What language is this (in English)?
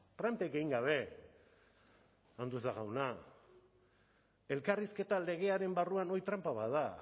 Basque